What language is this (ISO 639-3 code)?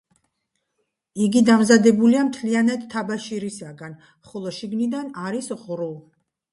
kat